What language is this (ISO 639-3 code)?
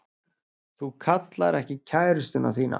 isl